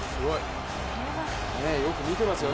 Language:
Japanese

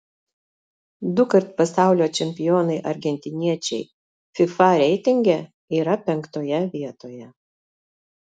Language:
Lithuanian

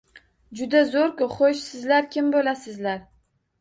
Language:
Uzbek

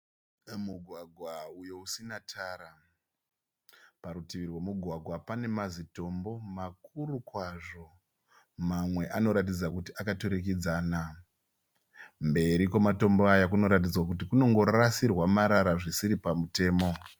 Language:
Shona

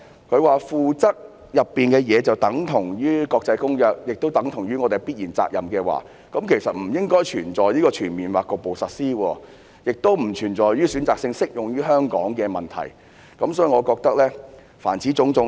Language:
Cantonese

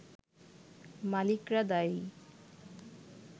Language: Bangla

